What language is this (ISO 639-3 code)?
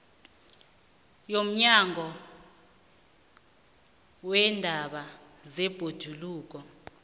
nbl